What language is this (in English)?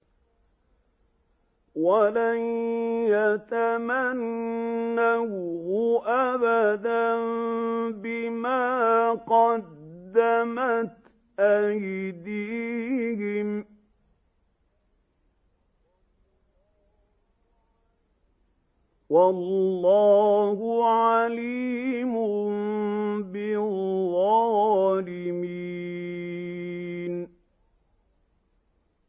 Arabic